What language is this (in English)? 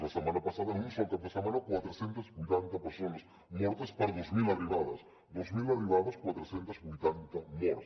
Catalan